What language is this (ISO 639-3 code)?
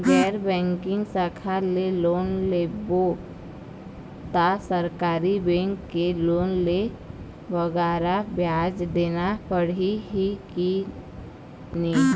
hne